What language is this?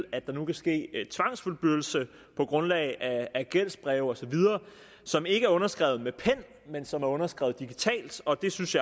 Danish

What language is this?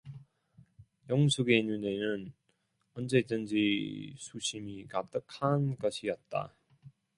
Korean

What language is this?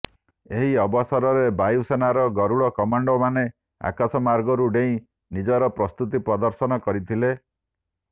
Odia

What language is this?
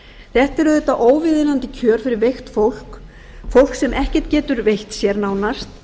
Icelandic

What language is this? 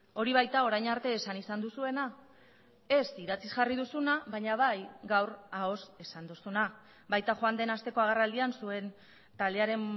Basque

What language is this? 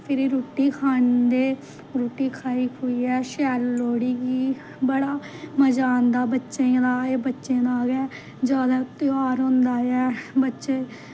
Dogri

